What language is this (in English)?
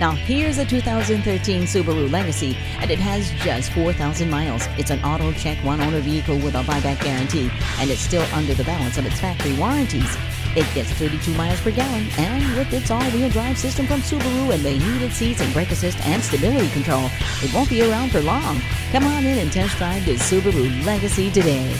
English